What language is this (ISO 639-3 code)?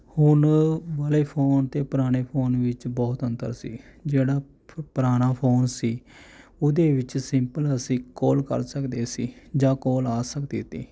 pan